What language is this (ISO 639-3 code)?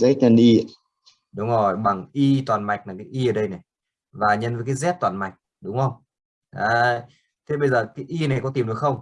vie